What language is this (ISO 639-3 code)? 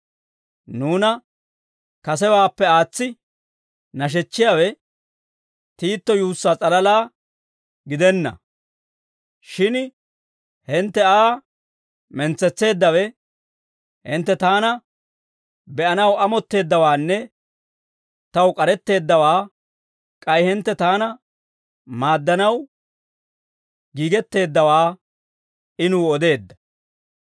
dwr